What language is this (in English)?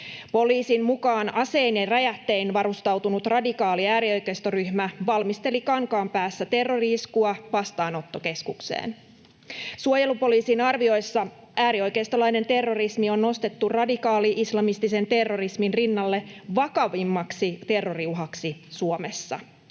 Finnish